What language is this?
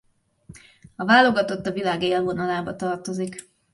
Hungarian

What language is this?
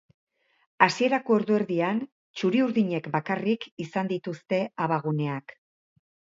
Basque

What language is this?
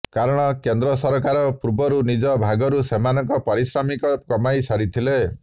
Odia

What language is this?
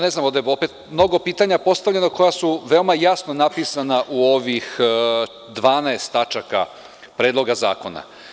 Serbian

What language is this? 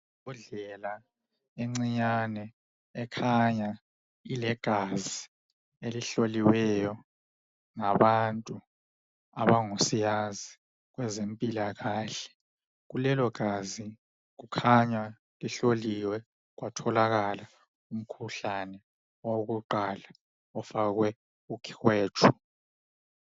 North Ndebele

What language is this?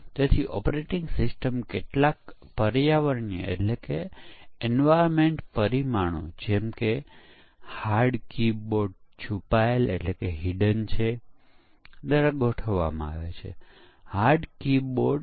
Gujarati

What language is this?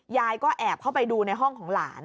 Thai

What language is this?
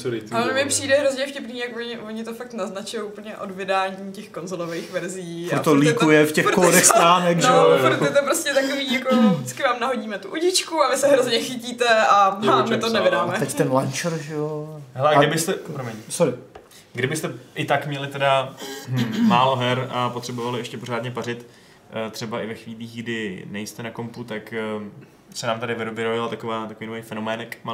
Czech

